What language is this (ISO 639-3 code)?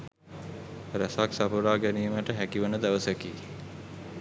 sin